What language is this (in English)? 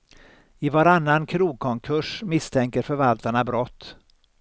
Swedish